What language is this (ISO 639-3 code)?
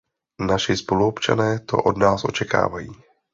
ces